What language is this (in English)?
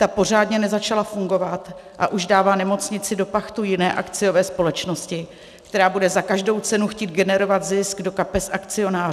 Czech